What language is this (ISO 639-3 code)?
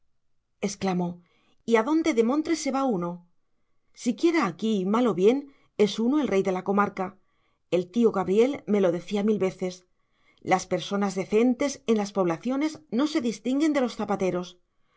spa